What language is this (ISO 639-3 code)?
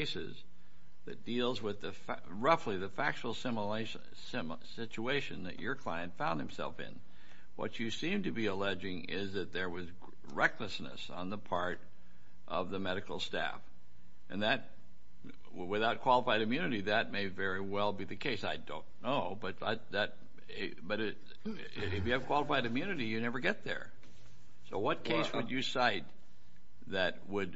eng